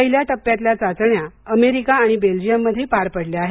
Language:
Marathi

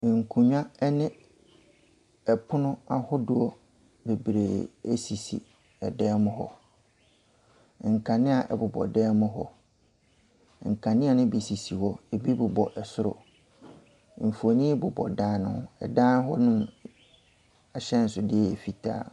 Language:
Akan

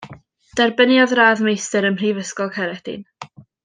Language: Welsh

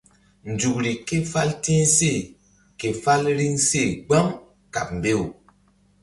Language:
Mbum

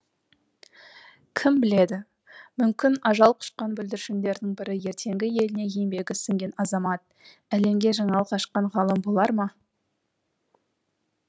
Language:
Kazakh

